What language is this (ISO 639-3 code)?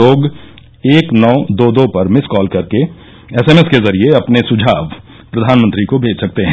hin